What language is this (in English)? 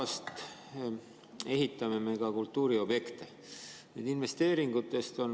Estonian